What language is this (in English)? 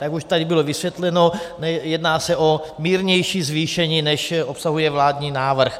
Czech